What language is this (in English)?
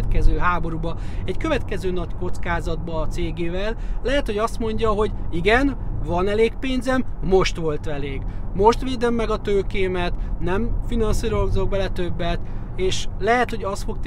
Hungarian